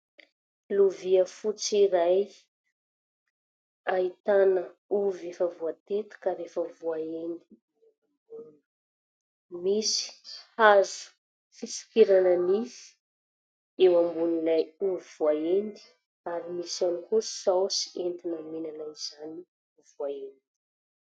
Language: Malagasy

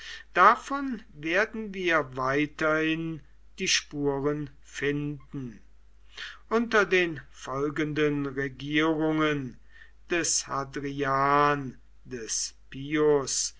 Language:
German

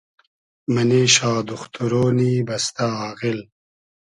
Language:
Hazaragi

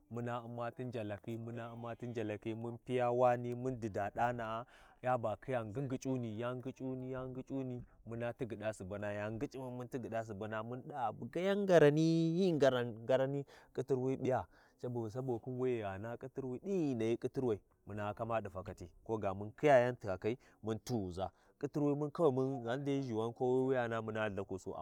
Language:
Warji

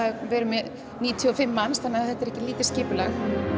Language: Icelandic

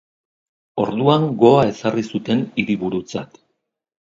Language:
Basque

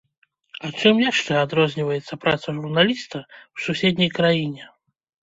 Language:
Belarusian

